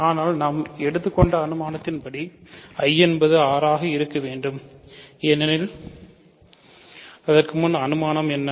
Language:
Tamil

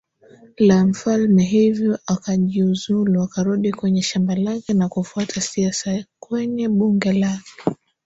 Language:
Swahili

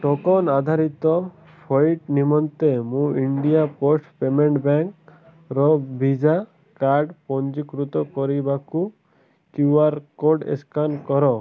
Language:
Odia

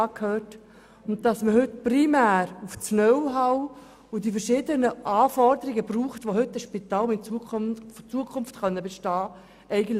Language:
Swiss German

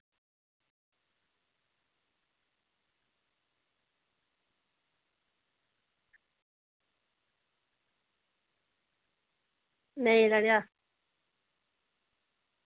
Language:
Dogri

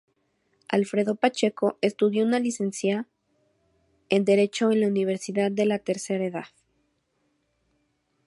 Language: Spanish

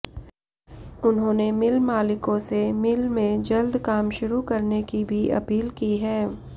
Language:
Hindi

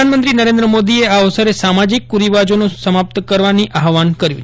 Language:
Gujarati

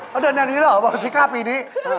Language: Thai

